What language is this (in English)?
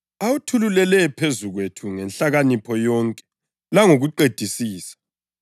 North Ndebele